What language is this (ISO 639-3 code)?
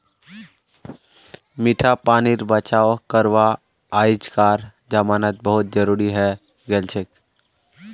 mag